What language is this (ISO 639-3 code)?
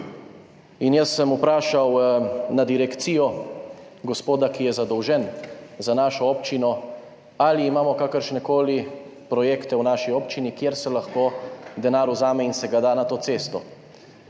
slv